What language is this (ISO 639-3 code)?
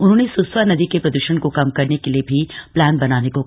hin